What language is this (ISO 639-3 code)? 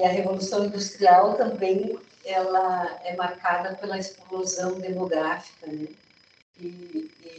por